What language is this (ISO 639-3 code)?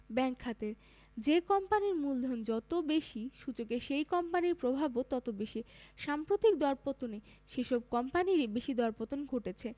ben